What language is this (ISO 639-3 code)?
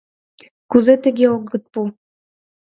chm